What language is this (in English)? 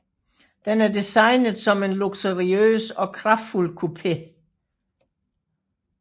Danish